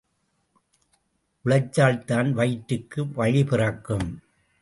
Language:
Tamil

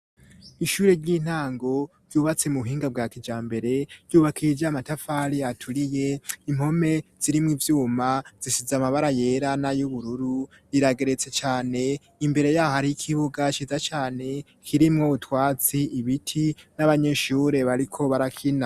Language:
Rundi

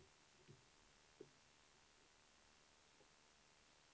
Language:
Swedish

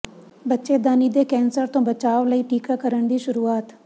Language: Punjabi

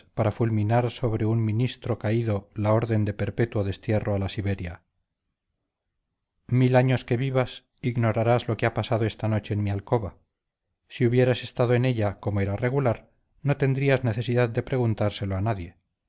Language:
Spanish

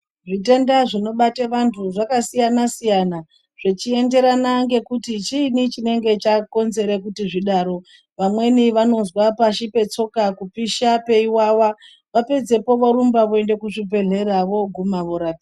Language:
Ndau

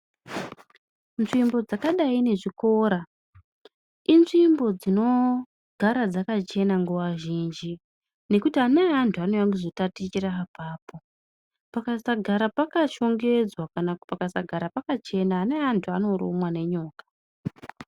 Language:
Ndau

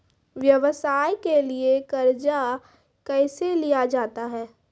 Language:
Maithili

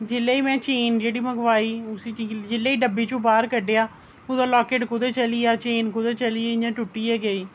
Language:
Dogri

